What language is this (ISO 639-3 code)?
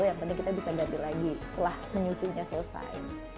ind